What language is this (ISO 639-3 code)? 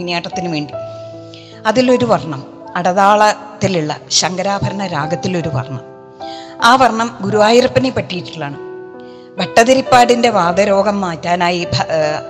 mal